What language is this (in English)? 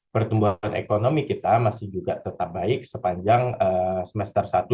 Indonesian